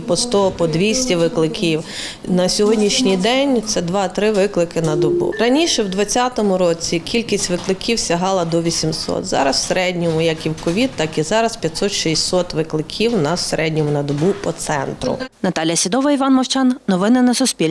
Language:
Ukrainian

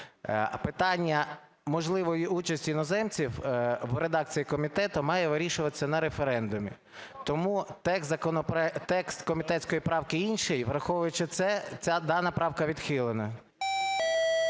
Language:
Ukrainian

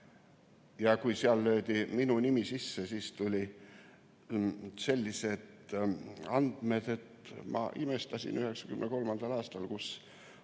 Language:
Estonian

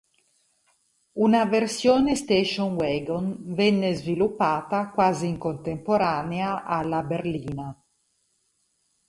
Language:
Italian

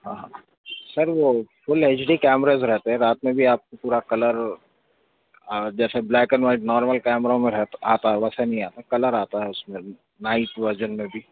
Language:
Urdu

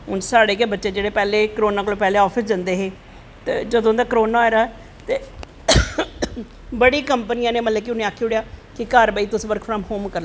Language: Dogri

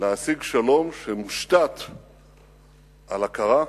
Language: Hebrew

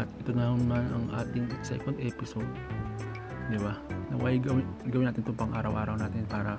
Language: Filipino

